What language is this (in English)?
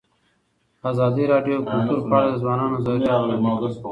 Pashto